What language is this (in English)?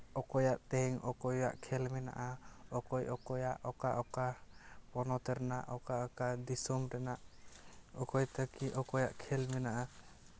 Santali